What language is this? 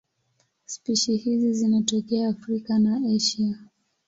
Swahili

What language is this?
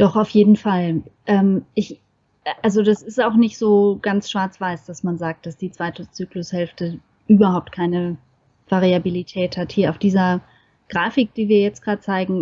German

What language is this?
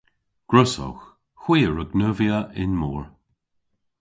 Cornish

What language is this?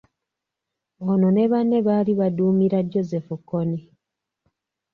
Ganda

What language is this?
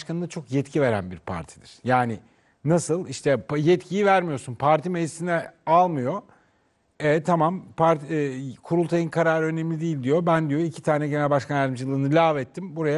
Turkish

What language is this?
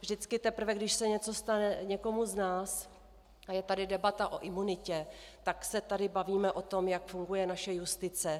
Czech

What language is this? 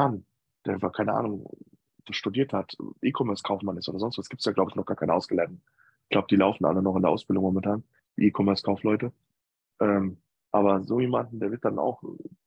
German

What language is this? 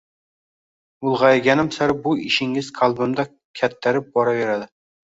Uzbek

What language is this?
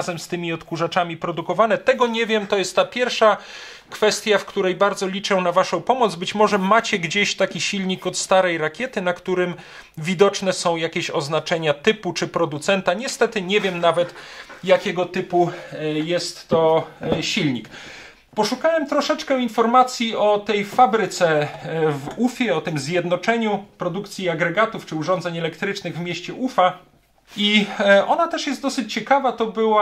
Polish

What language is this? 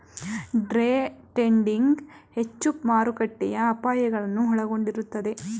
Kannada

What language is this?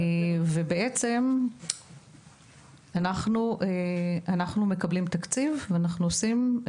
Hebrew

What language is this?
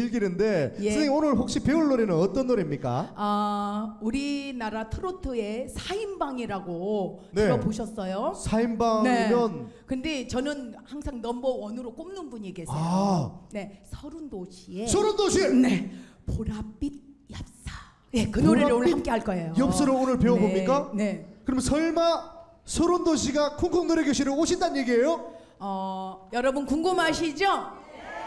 Korean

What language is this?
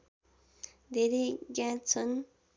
Nepali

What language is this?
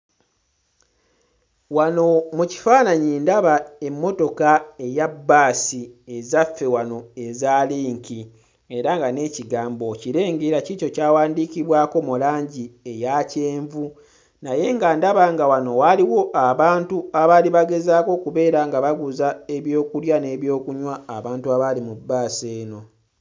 Ganda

